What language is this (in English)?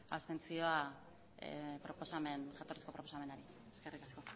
Basque